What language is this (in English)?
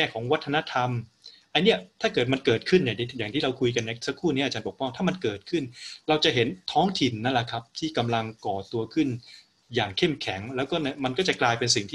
Thai